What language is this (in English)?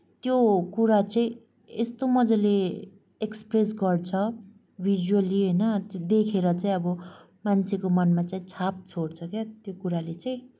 Nepali